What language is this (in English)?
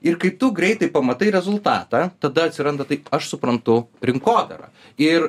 Lithuanian